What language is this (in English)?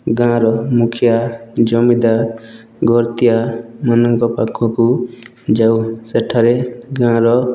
Odia